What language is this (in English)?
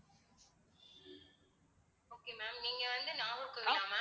Tamil